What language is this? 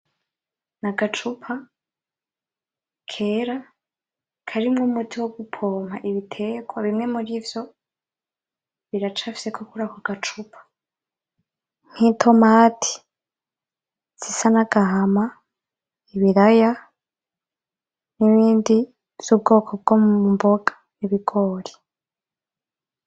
Rundi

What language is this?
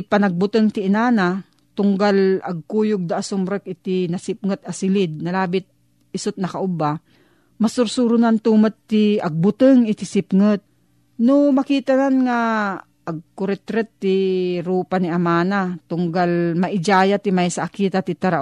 Filipino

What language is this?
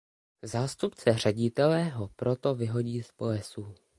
Czech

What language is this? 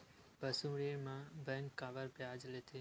Chhattisgarhi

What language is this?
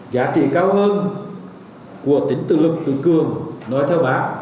Vietnamese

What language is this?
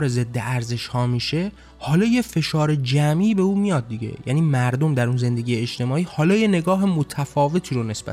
Persian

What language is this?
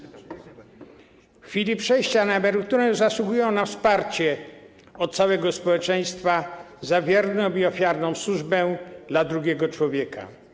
Polish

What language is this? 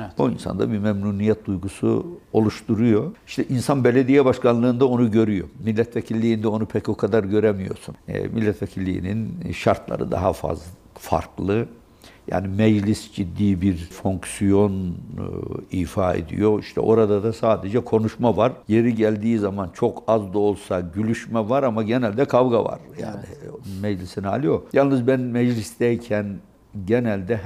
Turkish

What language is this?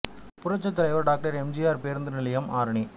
Tamil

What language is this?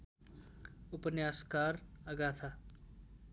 Nepali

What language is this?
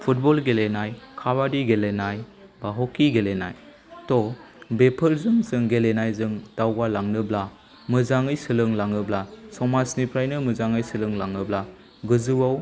Bodo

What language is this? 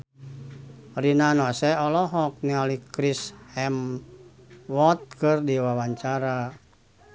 Sundanese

